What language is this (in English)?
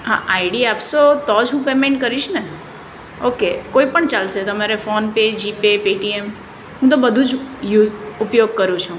Gujarati